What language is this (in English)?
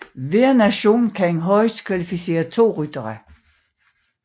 Danish